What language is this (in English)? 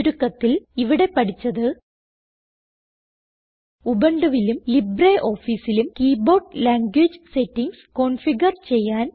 Malayalam